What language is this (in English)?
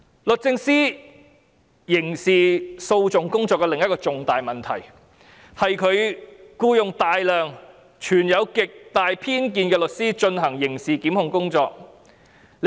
Cantonese